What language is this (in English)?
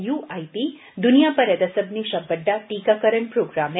Dogri